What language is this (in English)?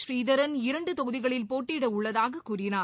Tamil